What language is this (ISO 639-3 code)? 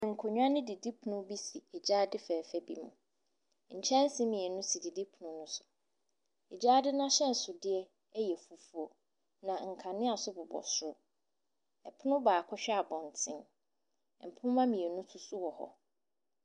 aka